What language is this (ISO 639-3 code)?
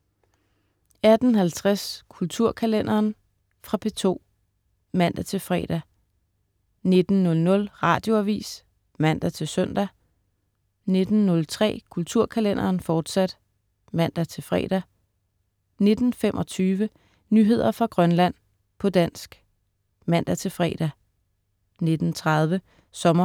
dan